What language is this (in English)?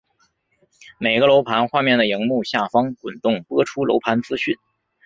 Chinese